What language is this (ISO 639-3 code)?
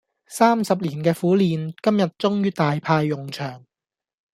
yue